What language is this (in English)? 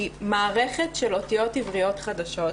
Hebrew